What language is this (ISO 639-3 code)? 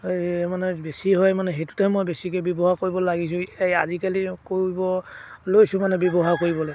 asm